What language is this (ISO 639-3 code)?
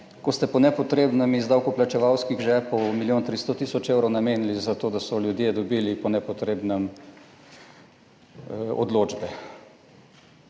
slv